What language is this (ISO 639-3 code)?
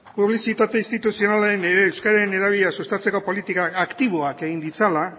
eus